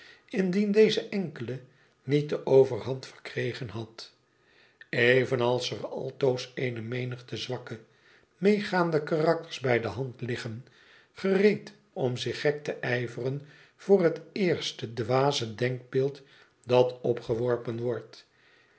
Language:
Dutch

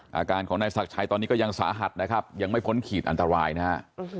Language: Thai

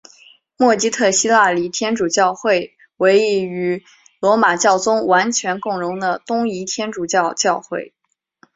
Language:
Chinese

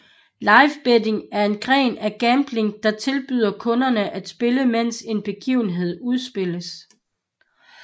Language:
Danish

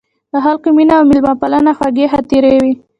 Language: Pashto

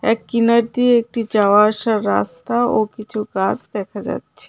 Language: Bangla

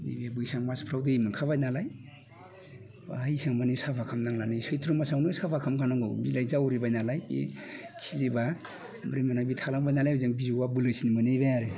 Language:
Bodo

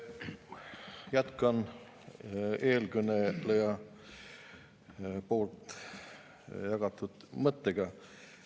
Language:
Estonian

